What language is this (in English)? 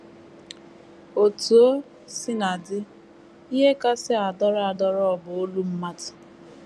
Igbo